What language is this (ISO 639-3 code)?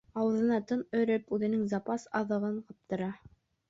bak